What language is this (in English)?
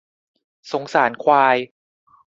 Thai